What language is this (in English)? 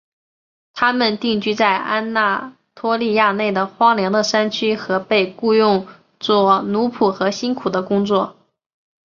Chinese